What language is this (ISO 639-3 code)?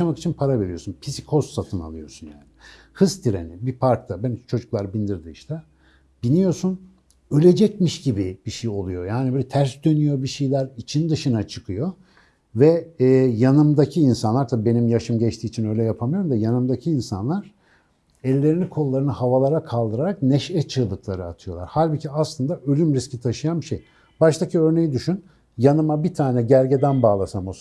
tur